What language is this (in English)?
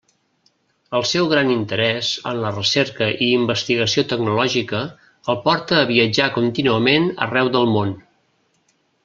Catalan